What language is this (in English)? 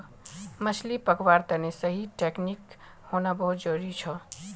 Magahi